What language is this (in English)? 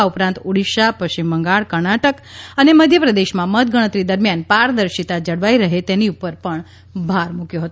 Gujarati